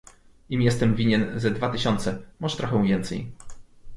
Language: Polish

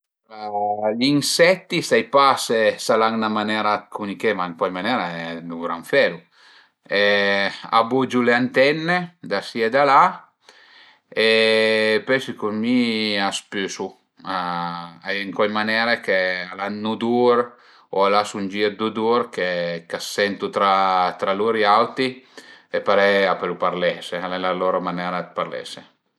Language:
Piedmontese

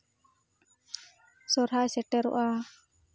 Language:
Santali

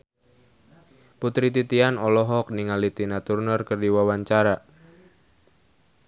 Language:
Sundanese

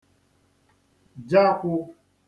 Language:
Igbo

